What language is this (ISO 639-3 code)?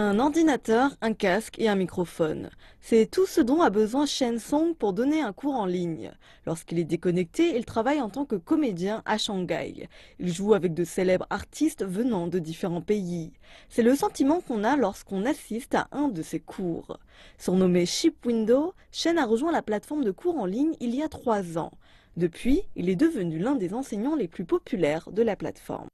fra